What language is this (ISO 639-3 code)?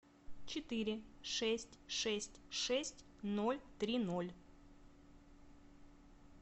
rus